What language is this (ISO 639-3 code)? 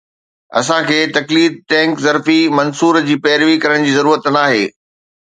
snd